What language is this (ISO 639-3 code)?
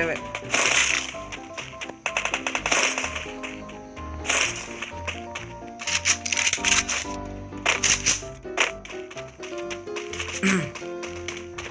ind